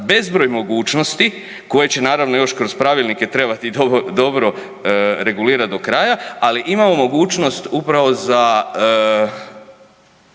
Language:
Croatian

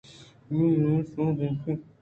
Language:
Eastern Balochi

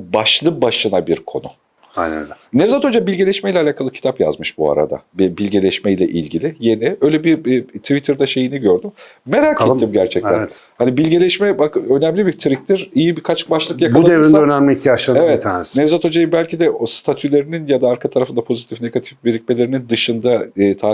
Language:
Turkish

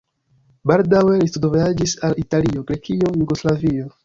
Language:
Esperanto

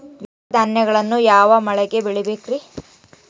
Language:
Kannada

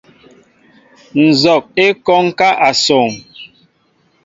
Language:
Mbo (Cameroon)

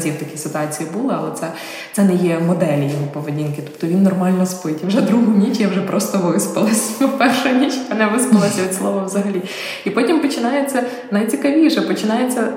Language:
Ukrainian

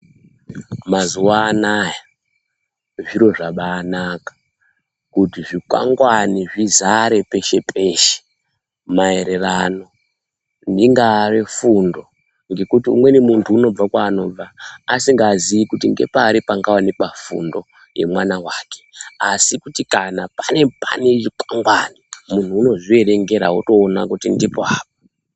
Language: Ndau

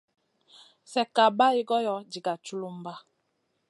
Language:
Masana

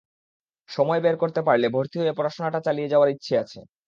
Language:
Bangla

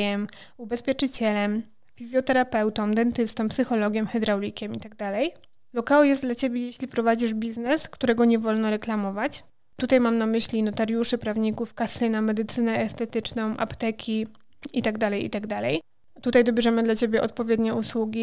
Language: Polish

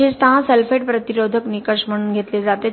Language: Marathi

